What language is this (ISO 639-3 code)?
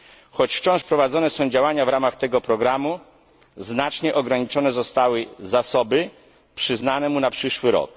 pol